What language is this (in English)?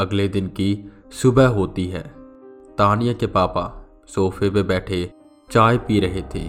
Hindi